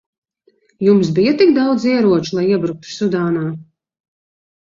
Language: Latvian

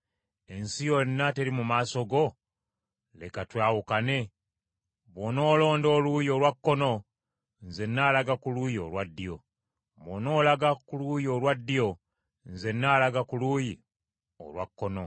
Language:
Ganda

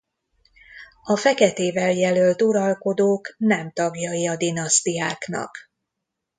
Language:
Hungarian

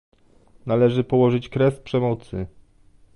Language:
Polish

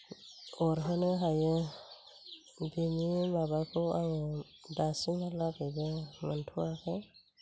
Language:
Bodo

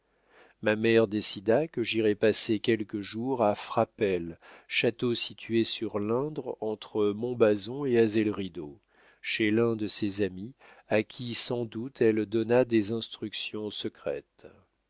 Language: French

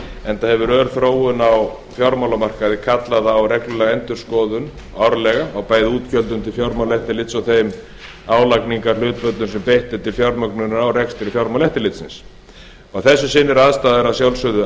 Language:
Icelandic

